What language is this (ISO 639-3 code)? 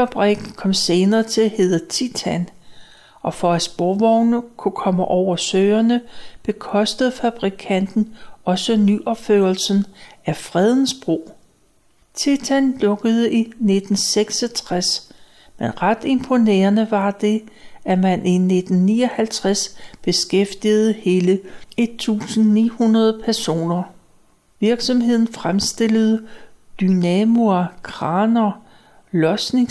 dan